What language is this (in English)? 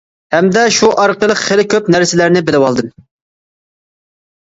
Uyghur